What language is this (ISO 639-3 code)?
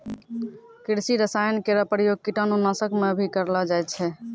mai